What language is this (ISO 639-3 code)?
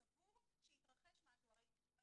heb